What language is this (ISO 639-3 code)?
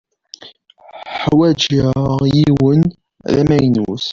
kab